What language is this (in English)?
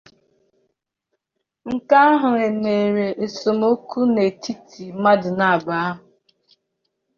Igbo